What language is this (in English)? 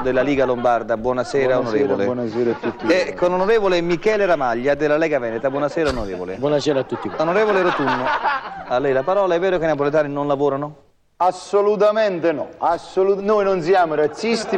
Italian